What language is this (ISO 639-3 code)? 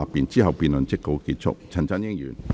yue